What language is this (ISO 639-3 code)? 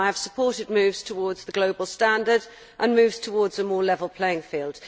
eng